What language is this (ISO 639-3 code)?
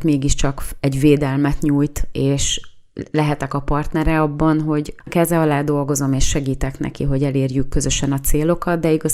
hun